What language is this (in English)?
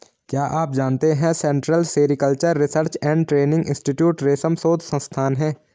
Hindi